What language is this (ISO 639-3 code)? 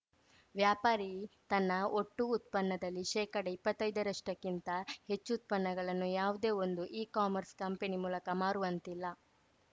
kan